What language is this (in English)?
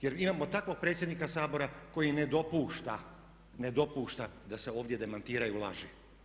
Croatian